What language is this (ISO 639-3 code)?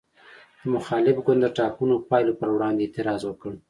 pus